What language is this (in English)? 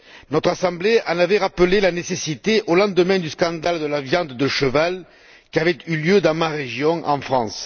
French